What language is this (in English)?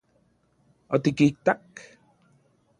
Central Puebla Nahuatl